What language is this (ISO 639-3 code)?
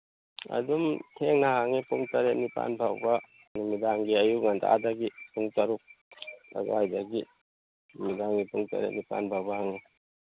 mni